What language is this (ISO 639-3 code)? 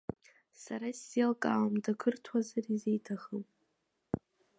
abk